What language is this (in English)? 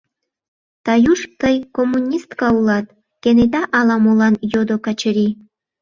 Mari